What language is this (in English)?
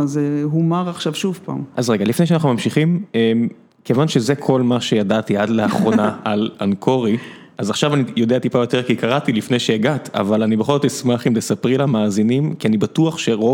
Hebrew